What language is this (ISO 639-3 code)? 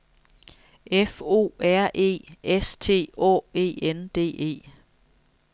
dan